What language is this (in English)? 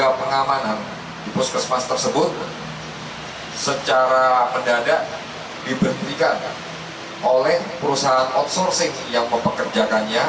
Indonesian